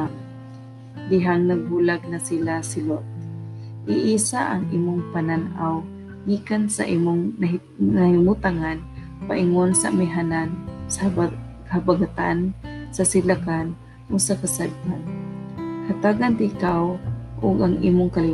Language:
Filipino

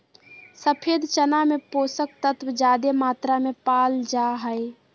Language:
Magahi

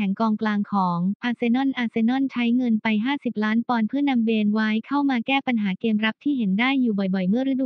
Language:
Thai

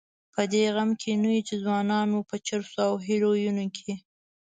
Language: Pashto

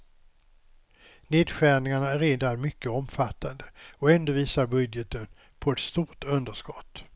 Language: Swedish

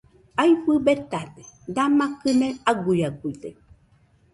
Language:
Nüpode Huitoto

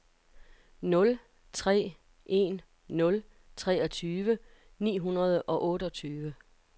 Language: Danish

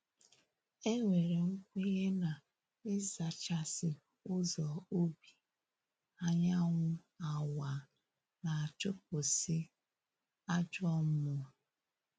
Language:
Igbo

